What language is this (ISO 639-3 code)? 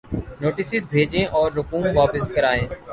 urd